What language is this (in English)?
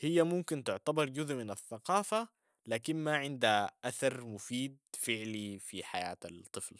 Sudanese Arabic